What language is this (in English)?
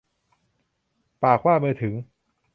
Thai